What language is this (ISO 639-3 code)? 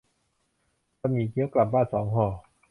tha